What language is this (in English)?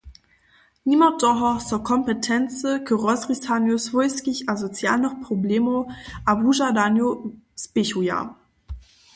Upper Sorbian